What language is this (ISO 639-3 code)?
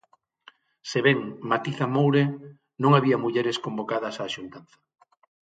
glg